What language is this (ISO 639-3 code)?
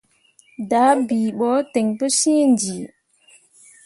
mua